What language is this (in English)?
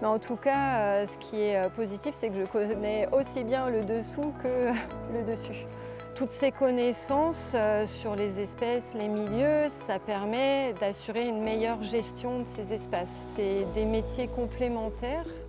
French